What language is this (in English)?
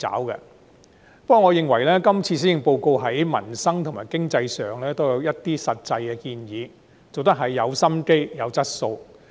Cantonese